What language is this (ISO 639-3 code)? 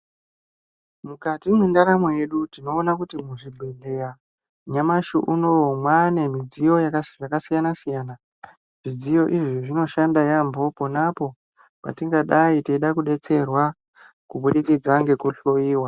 ndc